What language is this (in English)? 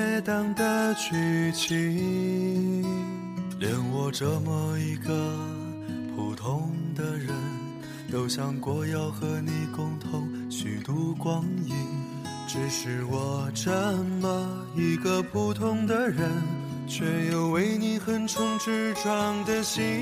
Chinese